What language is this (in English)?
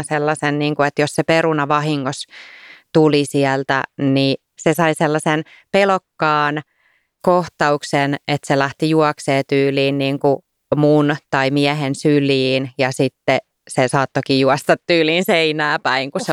Finnish